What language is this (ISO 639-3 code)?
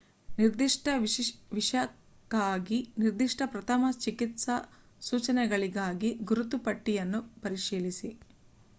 kan